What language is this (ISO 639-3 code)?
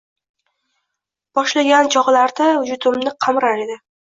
uzb